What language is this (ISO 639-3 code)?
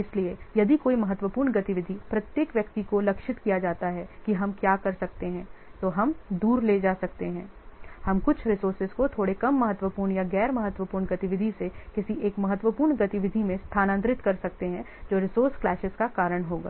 hin